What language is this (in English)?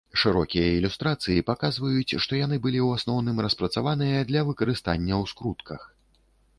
Belarusian